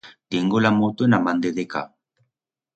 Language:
Aragonese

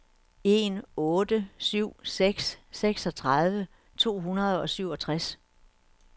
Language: Danish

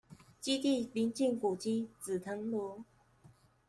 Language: Chinese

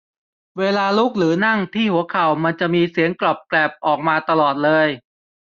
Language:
Thai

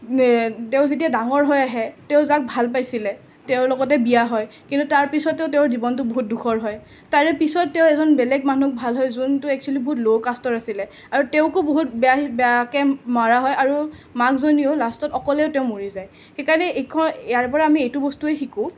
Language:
Assamese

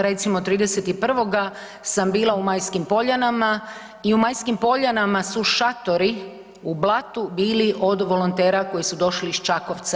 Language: Croatian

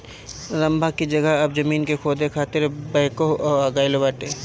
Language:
Bhojpuri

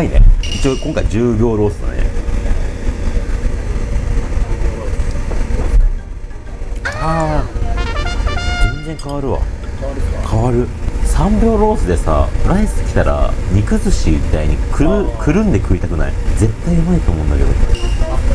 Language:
Japanese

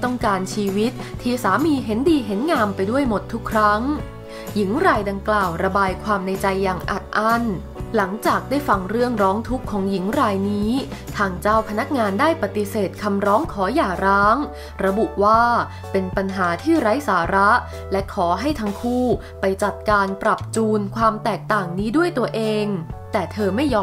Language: Thai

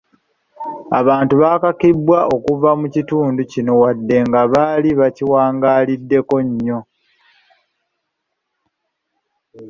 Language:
Ganda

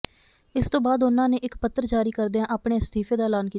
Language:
Punjabi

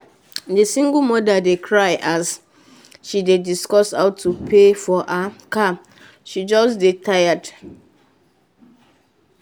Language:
Nigerian Pidgin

